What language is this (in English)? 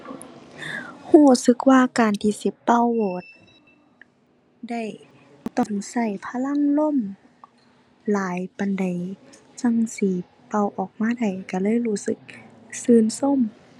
Thai